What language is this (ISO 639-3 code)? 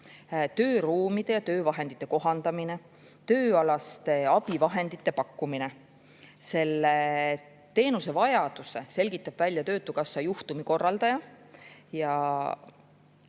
est